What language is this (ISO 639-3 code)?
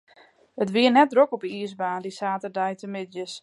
fry